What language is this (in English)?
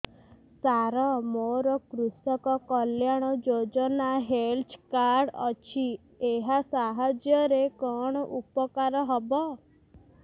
Odia